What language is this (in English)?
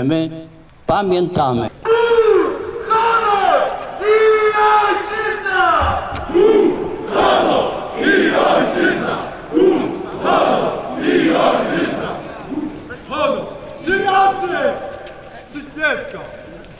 Polish